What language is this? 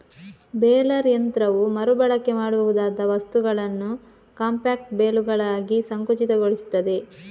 Kannada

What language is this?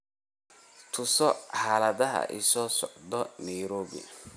Somali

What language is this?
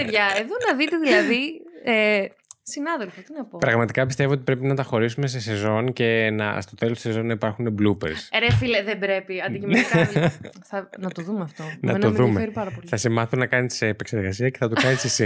Greek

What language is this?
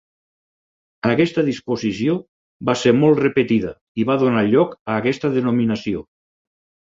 Catalan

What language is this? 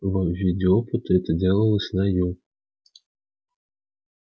Russian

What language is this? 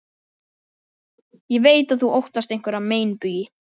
Icelandic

